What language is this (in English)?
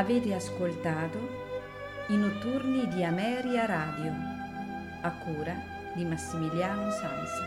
Italian